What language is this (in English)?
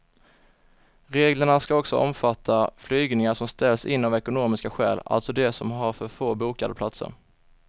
Swedish